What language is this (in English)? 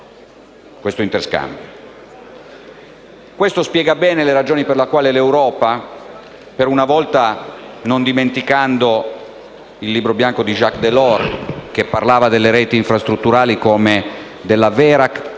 Italian